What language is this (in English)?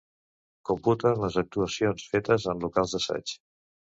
Catalan